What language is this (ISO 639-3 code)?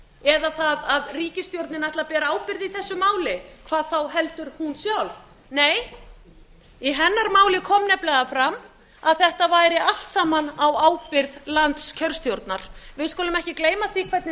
isl